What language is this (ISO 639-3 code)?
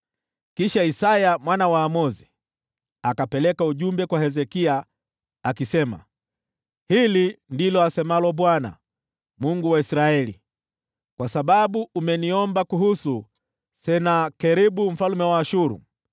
swa